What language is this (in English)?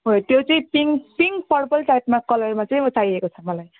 Nepali